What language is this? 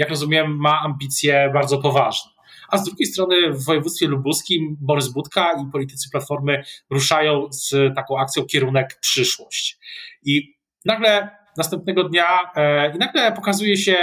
Polish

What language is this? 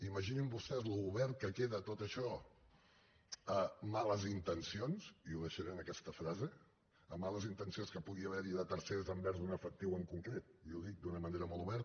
Catalan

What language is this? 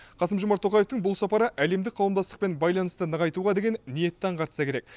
Kazakh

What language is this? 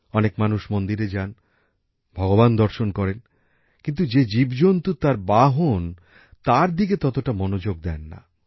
Bangla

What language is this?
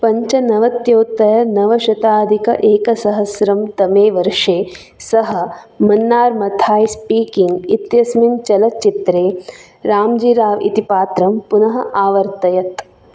Sanskrit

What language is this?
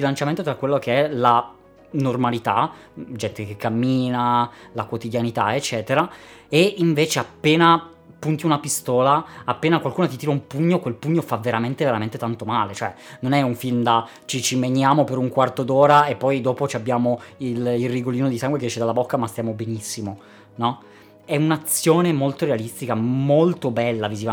Italian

